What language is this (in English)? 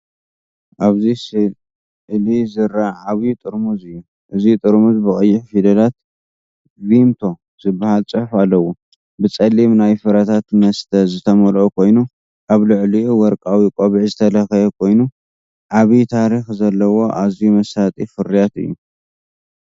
Tigrinya